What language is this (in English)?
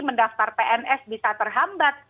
Indonesian